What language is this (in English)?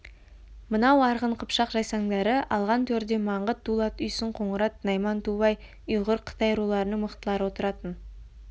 Kazakh